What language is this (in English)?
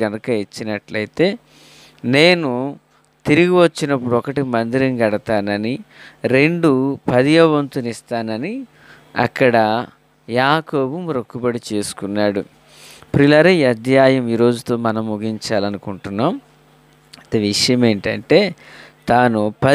Telugu